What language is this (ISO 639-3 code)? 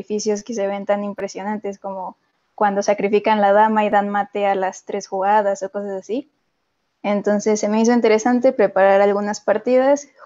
spa